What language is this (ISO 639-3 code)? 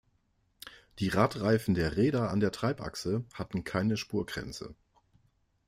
deu